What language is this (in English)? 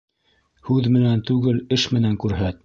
Bashkir